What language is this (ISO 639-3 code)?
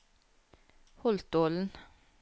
nor